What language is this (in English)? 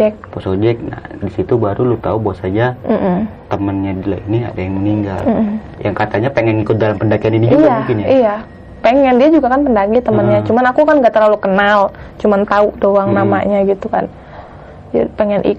Indonesian